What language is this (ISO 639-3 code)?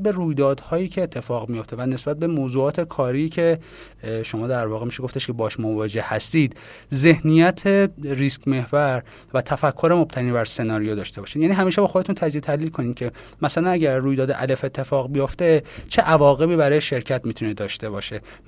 fas